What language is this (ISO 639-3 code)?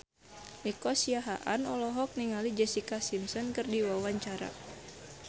sun